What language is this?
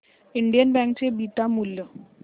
Marathi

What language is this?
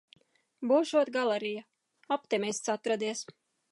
Latvian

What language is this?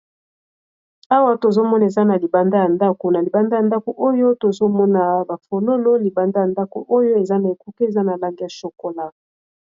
Lingala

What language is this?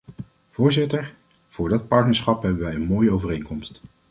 Dutch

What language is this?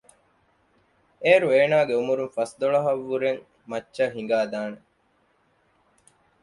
Divehi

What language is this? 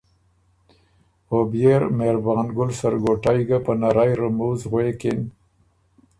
Ormuri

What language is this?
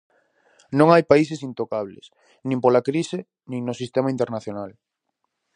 Galician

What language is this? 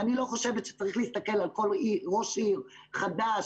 Hebrew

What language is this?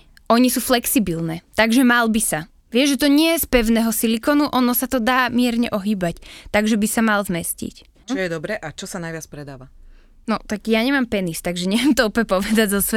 Slovak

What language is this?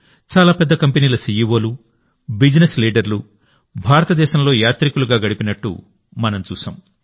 Telugu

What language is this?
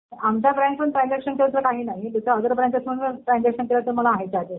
Marathi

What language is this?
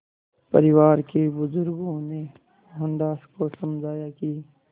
Hindi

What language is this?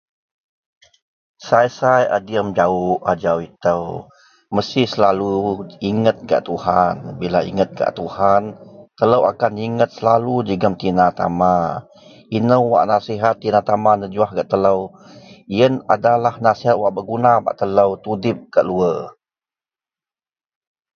Central Melanau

